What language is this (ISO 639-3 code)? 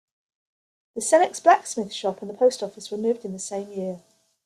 eng